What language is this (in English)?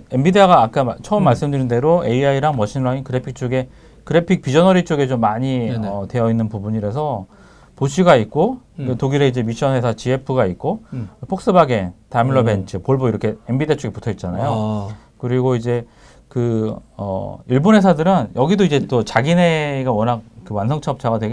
Korean